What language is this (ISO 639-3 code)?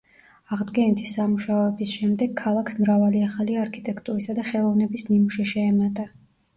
kat